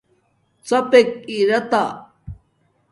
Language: Domaaki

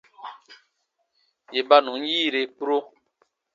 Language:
Baatonum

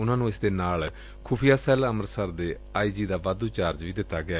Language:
Punjabi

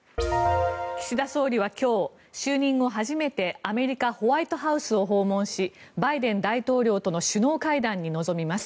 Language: Japanese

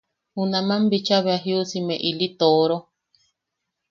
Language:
Yaqui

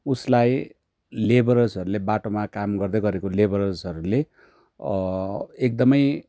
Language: Nepali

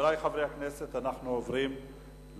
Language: Hebrew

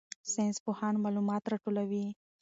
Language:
Pashto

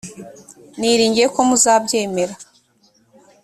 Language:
Kinyarwanda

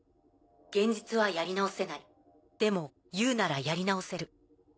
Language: Japanese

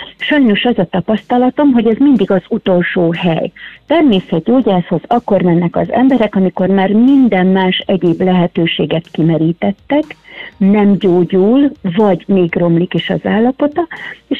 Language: Hungarian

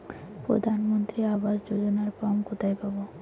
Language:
Bangla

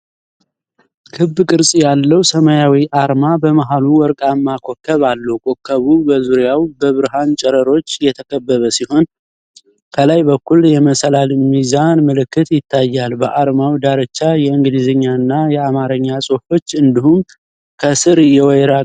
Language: Amharic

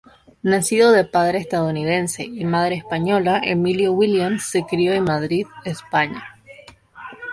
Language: Spanish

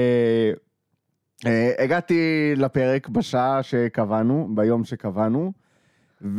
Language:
Hebrew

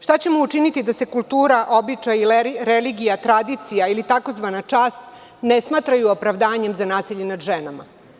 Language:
Serbian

